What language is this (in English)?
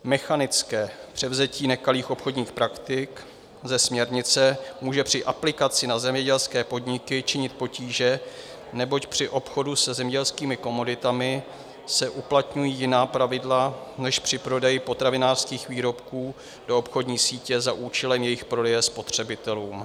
Czech